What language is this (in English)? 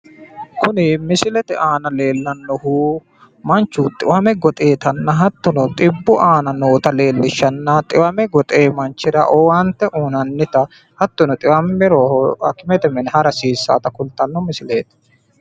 Sidamo